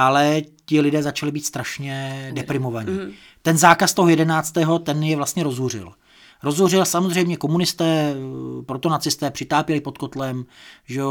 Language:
Czech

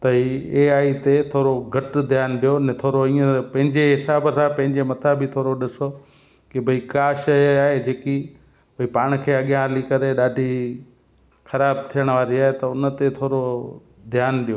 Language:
Sindhi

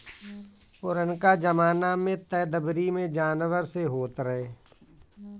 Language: Bhojpuri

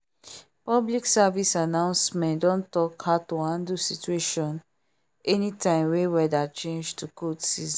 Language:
Nigerian Pidgin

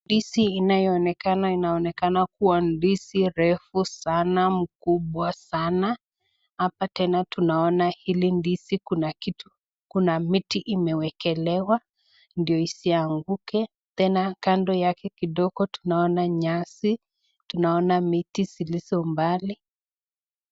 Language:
Swahili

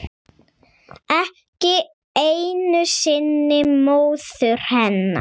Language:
Icelandic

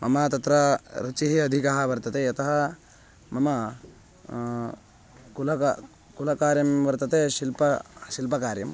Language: Sanskrit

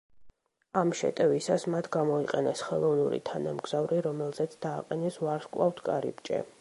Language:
Georgian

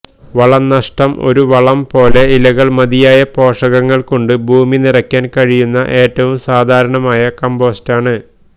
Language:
Malayalam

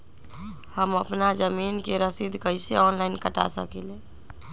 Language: Magahi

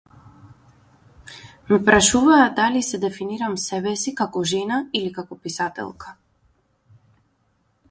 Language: Macedonian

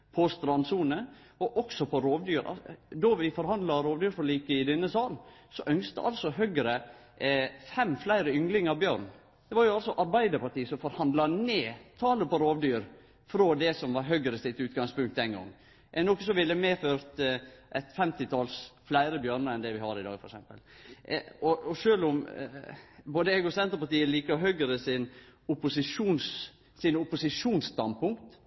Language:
Norwegian Nynorsk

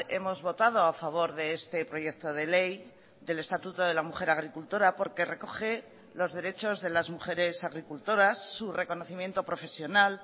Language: Spanish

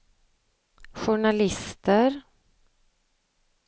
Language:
Swedish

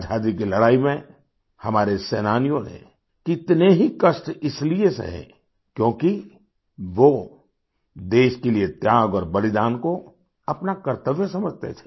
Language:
Hindi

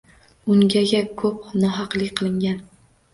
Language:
Uzbek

